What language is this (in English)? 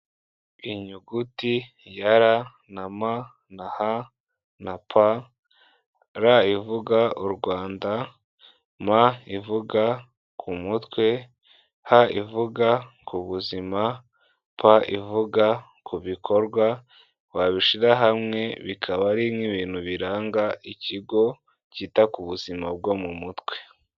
Kinyarwanda